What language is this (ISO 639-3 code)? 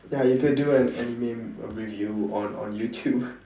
eng